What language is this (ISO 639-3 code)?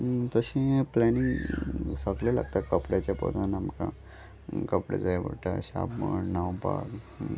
kok